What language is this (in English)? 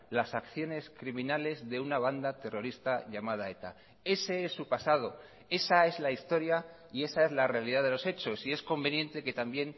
Spanish